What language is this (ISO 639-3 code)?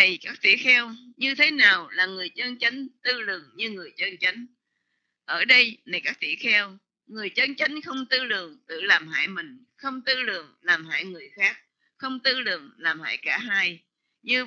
vie